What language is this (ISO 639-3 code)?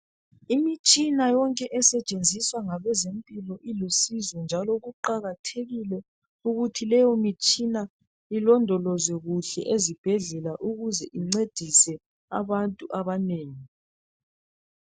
nde